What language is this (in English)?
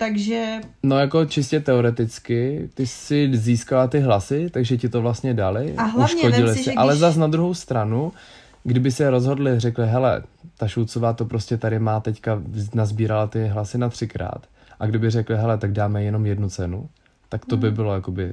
Czech